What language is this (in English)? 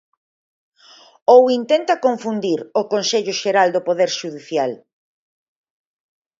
Galician